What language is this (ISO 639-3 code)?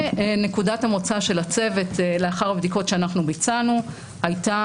heb